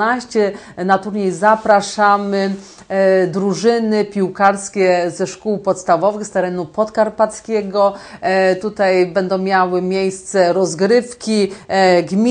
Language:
Polish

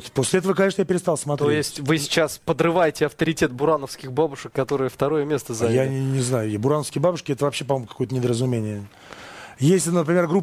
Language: Russian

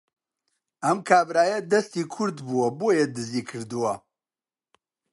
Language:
Central Kurdish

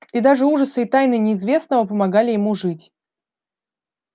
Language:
Russian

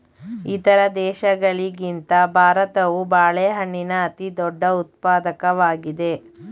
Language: Kannada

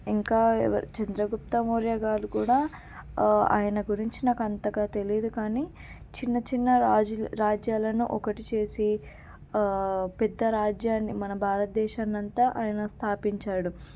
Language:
Telugu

